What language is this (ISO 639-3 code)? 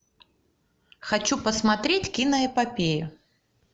rus